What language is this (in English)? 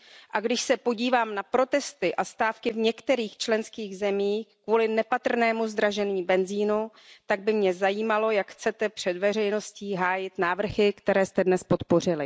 Czech